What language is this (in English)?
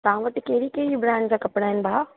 Sindhi